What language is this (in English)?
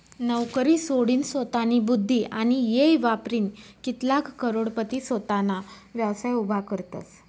Marathi